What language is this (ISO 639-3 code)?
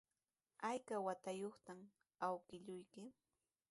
qws